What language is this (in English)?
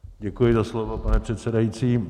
Czech